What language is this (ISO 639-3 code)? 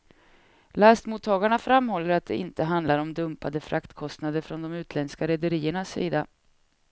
swe